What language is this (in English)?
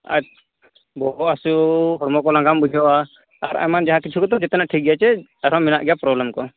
Santali